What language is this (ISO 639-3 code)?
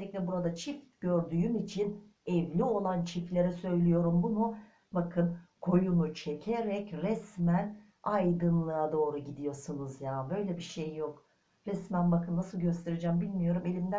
tur